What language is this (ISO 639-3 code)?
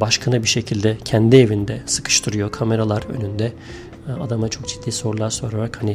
tur